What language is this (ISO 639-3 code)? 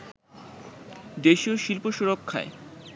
ben